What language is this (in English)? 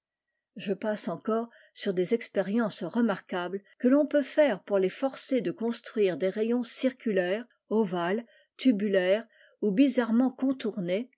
French